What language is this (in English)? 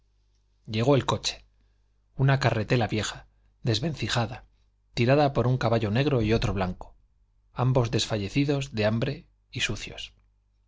Spanish